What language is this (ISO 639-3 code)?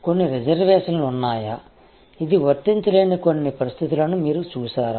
tel